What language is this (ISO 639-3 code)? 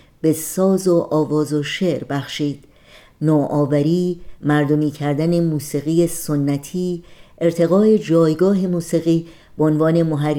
fas